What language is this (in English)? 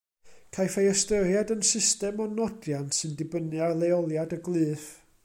Welsh